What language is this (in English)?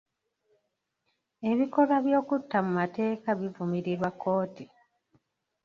Ganda